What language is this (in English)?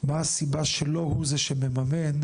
Hebrew